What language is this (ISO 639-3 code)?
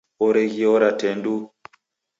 dav